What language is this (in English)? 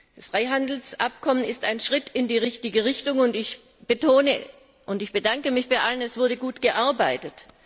German